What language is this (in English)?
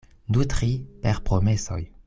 Esperanto